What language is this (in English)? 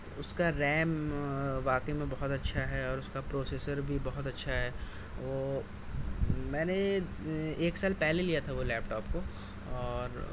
Urdu